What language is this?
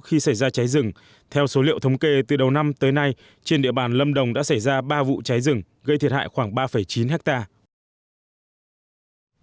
Vietnamese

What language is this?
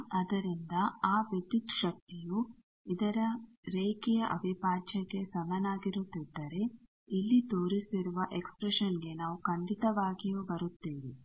Kannada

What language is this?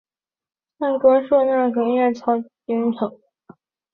Chinese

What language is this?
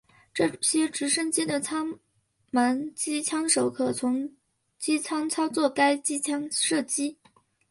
Chinese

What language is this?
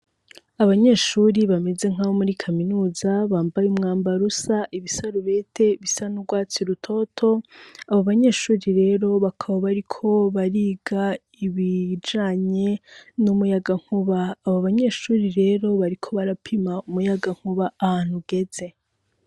Rundi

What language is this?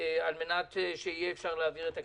Hebrew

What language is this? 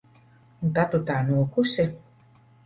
Latvian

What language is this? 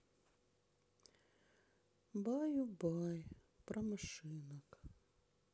Russian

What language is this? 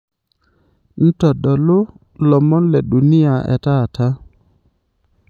Masai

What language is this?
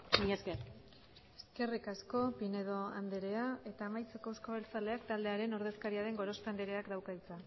Basque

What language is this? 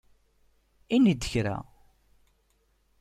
Kabyle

